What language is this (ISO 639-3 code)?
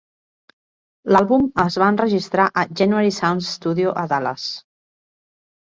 cat